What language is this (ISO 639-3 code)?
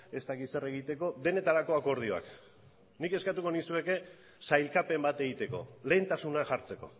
eus